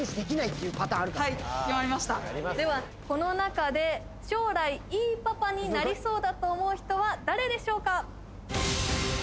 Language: Japanese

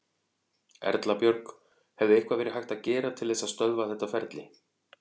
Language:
Icelandic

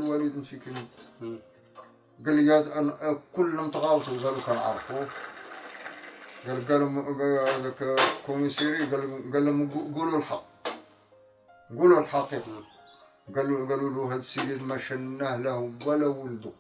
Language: Arabic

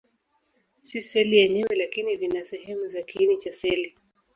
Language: Swahili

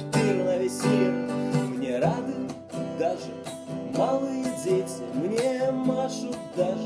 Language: Estonian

